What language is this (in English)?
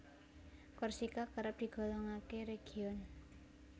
Javanese